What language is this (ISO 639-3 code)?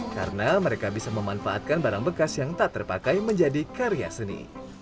ind